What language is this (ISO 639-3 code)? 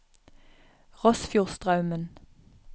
nor